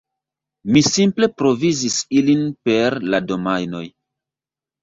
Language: Esperanto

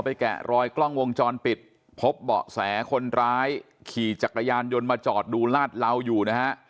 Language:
Thai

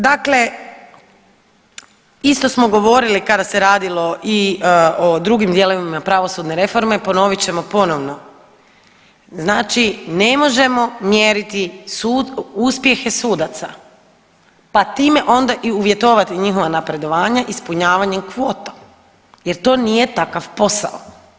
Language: Croatian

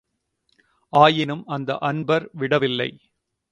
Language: Tamil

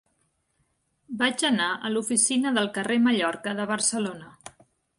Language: Catalan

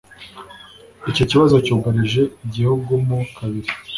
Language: Kinyarwanda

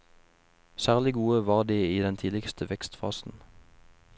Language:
Norwegian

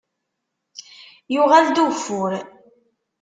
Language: Kabyle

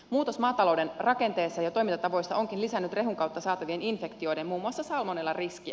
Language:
Finnish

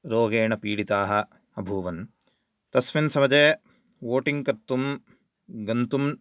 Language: Sanskrit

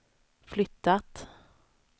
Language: Swedish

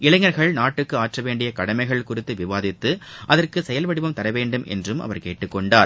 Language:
Tamil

